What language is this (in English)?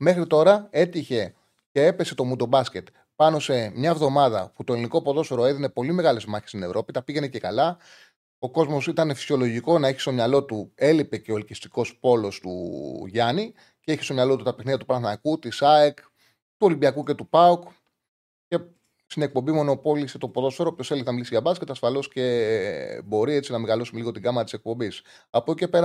Greek